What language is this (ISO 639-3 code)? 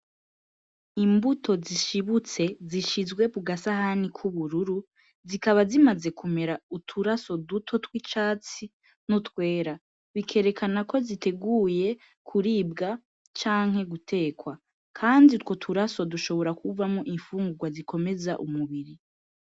run